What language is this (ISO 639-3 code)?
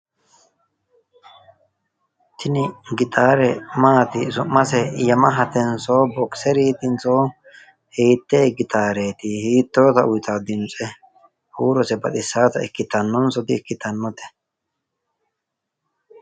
sid